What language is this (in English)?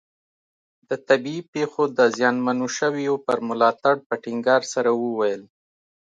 Pashto